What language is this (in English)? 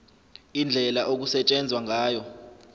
Zulu